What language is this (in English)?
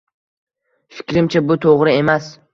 Uzbek